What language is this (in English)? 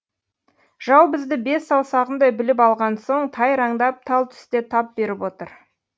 Kazakh